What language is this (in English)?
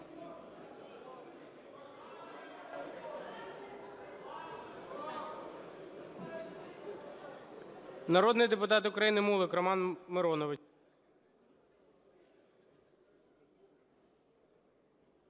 Ukrainian